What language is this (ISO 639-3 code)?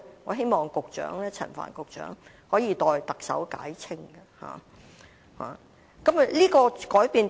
yue